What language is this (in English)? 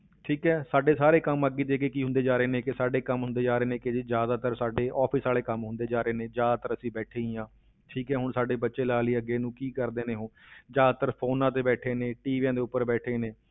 Punjabi